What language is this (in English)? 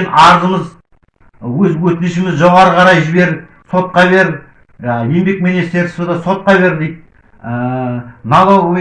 Kazakh